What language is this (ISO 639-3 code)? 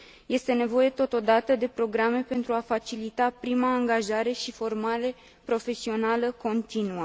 ron